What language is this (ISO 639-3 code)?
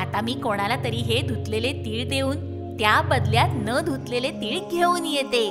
mar